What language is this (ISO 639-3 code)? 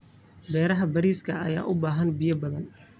som